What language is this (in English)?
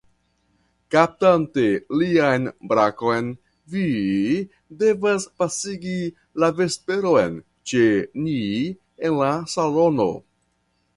Esperanto